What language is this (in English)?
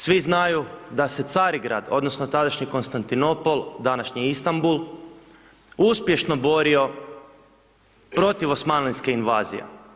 Croatian